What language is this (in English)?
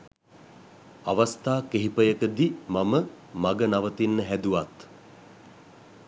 Sinhala